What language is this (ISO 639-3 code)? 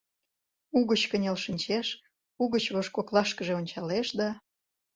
chm